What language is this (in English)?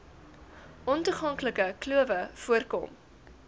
Afrikaans